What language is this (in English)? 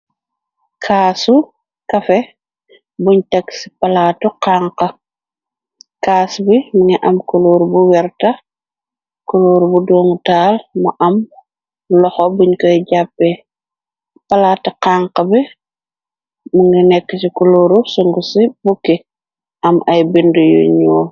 Wolof